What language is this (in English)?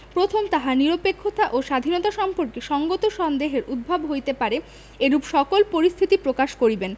Bangla